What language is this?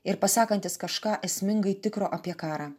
Lithuanian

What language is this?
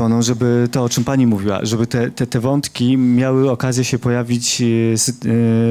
Polish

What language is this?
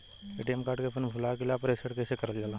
Bhojpuri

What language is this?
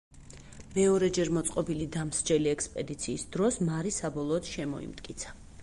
Georgian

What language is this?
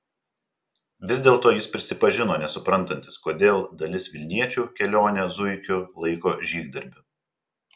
Lithuanian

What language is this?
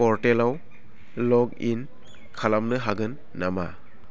Bodo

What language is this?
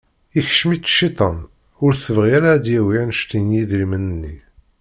Kabyle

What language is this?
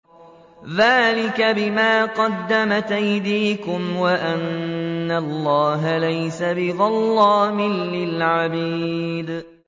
Arabic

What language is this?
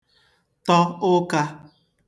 Igbo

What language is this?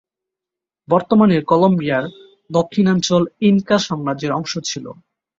Bangla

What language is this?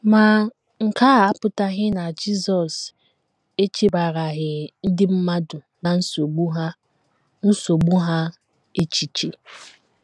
Igbo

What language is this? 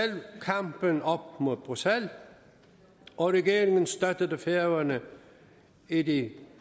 Danish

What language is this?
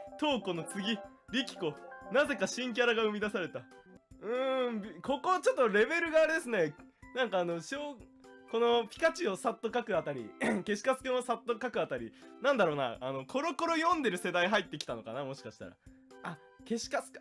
Japanese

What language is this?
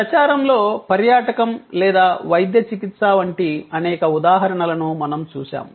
Telugu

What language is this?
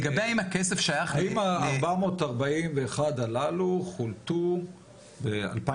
Hebrew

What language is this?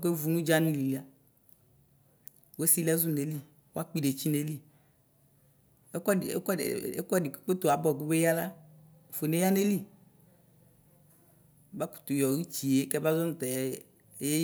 Ikposo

